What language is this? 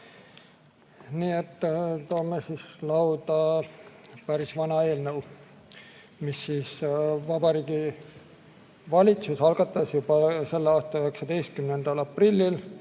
Estonian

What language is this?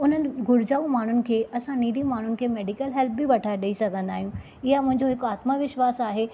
Sindhi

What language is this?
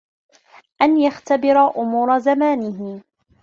Arabic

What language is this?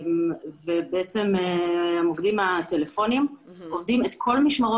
Hebrew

